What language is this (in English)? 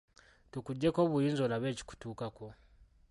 Ganda